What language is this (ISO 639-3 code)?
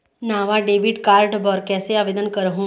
hne